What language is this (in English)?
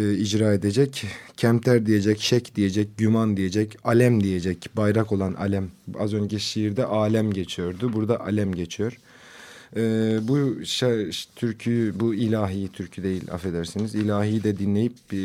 Turkish